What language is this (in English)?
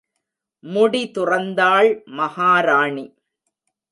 Tamil